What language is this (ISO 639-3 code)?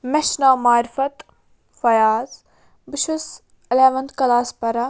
kas